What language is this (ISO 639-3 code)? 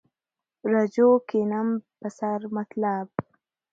fas